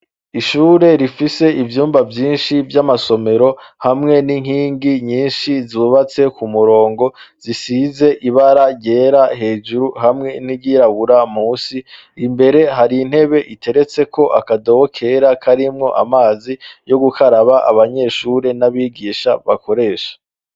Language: Rundi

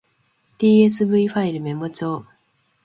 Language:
Japanese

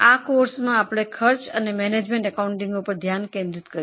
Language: Gujarati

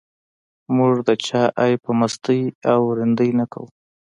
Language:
Pashto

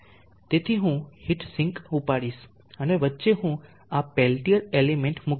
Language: Gujarati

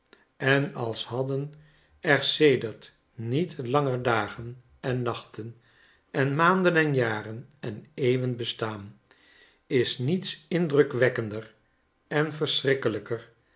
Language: Dutch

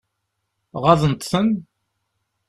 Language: Kabyle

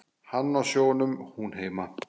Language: Icelandic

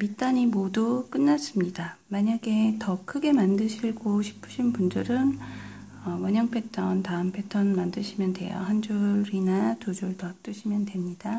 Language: Korean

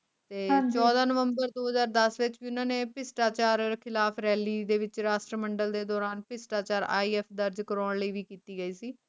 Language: Punjabi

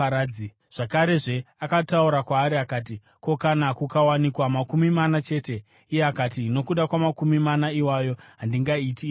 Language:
Shona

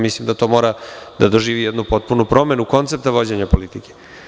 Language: Serbian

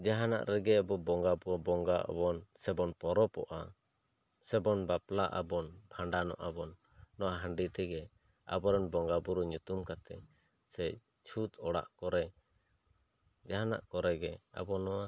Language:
Santali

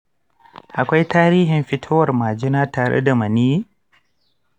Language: Hausa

